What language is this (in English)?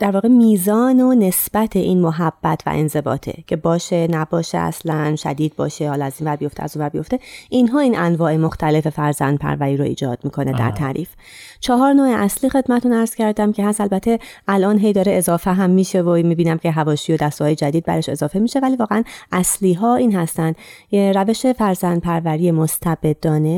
Persian